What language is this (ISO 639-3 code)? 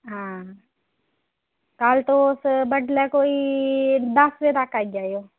doi